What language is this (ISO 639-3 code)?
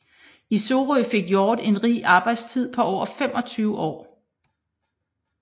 dan